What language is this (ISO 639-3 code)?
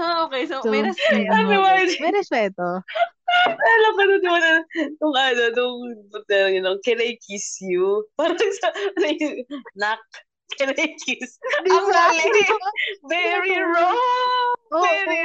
fil